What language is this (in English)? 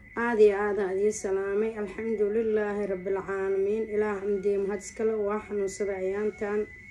Arabic